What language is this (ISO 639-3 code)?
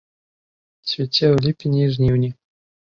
bel